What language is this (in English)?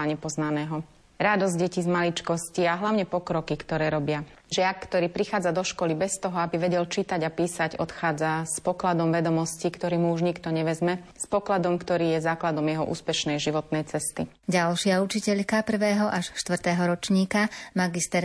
Slovak